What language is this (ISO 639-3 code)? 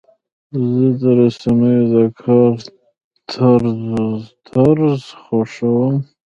pus